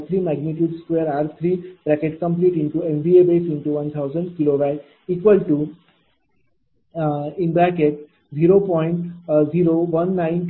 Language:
Marathi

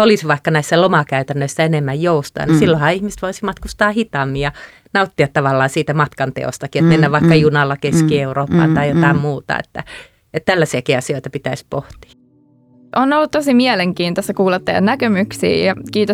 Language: Finnish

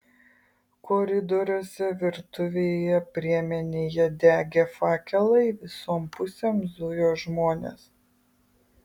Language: Lithuanian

